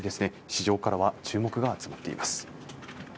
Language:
Japanese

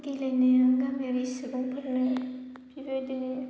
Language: Bodo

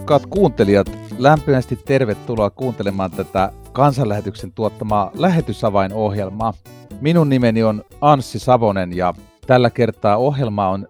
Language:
Finnish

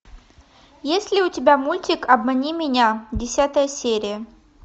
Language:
Russian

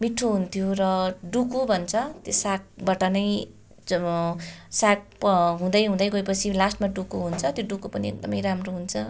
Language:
Nepali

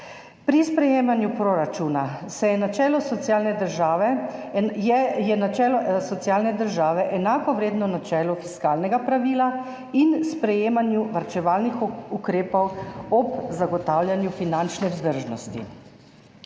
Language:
Slovenian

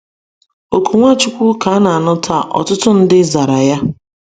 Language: Igbo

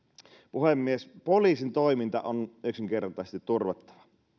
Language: Finnish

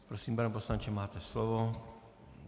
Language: Czech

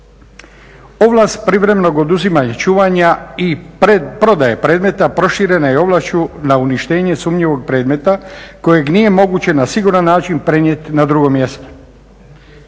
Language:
Croatian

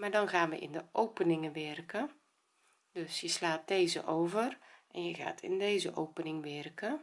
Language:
Dutch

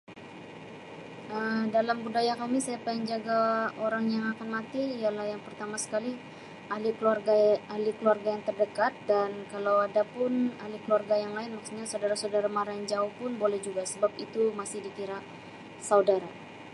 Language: Sabah Malay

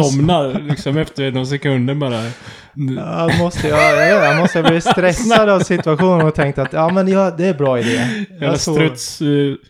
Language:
Swedish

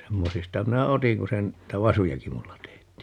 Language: Finnish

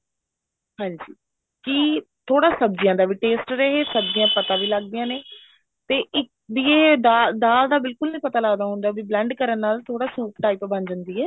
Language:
Punjabi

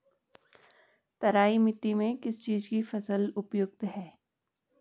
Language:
Hindi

